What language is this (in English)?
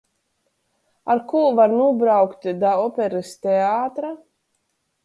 Latgalian